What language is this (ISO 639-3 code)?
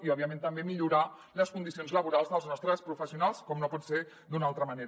cat